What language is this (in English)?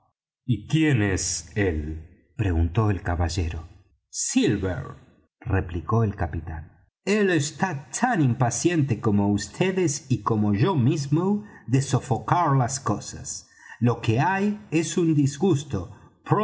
Spanish